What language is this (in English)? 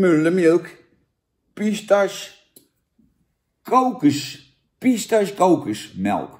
Dutch